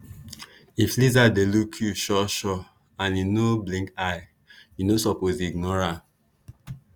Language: Nigerian Pidgin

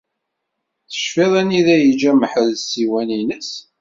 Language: Kabyle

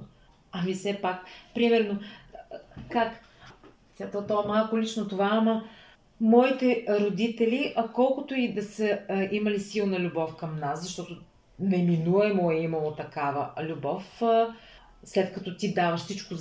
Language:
Bulgarian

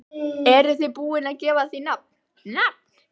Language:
Icelandic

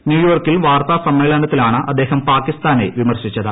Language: Malayalam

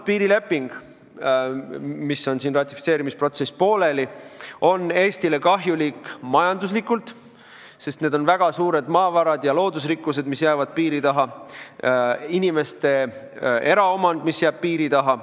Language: Estonian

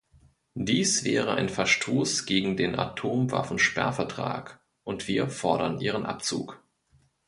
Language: German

